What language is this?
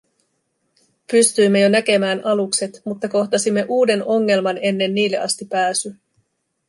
Finnish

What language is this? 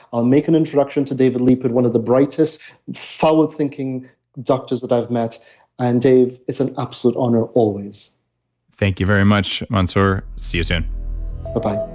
English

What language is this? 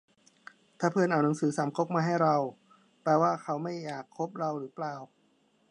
Thai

